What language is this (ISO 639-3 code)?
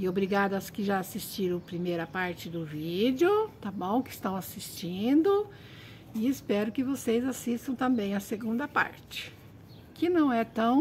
por